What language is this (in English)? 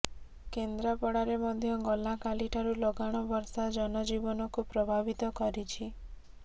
Odia